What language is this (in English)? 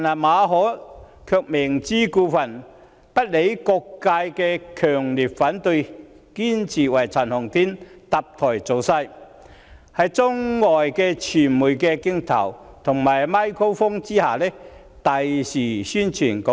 Cantonese